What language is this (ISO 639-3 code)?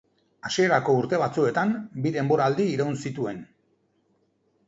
eus